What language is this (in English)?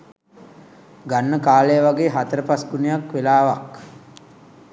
Sinhala